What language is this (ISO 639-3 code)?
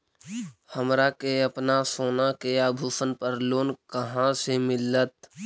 mag